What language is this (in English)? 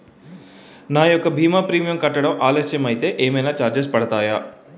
Telugu